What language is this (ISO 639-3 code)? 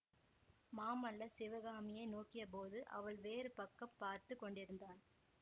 tam